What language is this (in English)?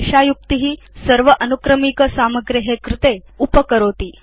Sanskrit